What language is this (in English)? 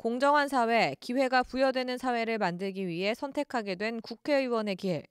Korean